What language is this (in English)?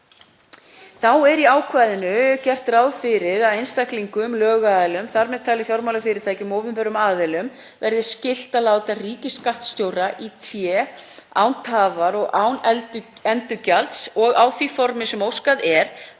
Icelandic